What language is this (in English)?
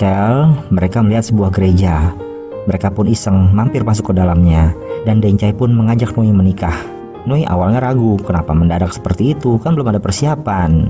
Indonesian